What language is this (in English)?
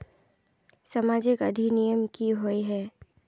Magahi